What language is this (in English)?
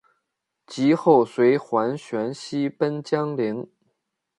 Chinese